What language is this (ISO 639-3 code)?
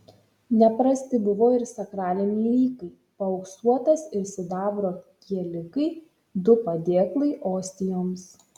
lit